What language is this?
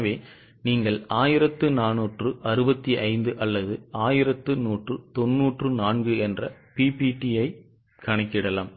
Tamil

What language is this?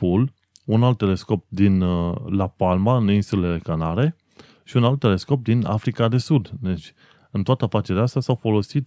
Romanian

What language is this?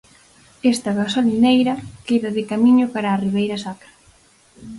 Galician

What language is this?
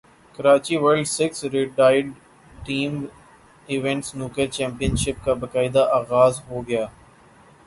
Urdu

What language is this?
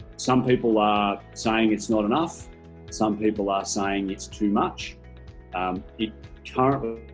English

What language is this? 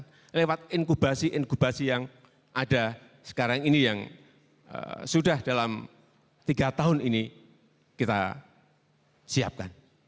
Indonesian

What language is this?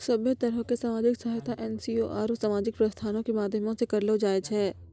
Maithili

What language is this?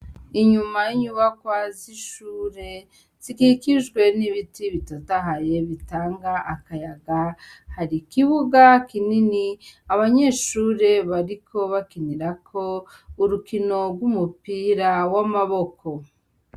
Rundi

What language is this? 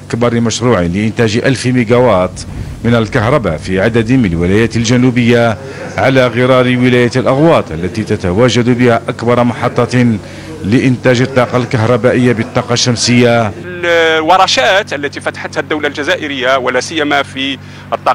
Arabic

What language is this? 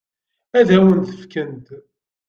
Kabyle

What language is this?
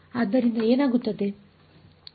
Kannada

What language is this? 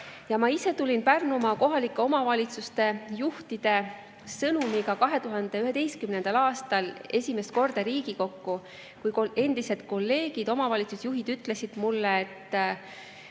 Estonian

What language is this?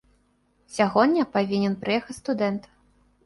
Belarusian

